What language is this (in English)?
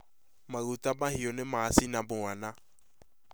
Kikuyu